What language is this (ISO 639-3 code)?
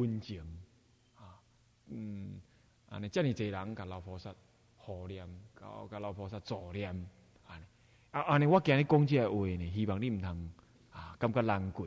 zho